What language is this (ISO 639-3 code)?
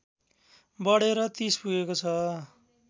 nep